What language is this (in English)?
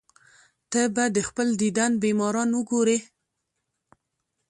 Pashto